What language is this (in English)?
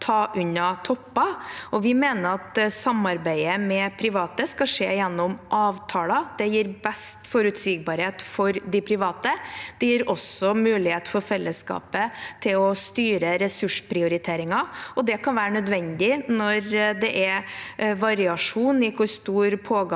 Norwegian